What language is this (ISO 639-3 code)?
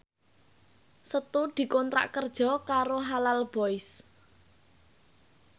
jav